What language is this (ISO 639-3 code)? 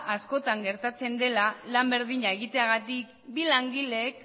eus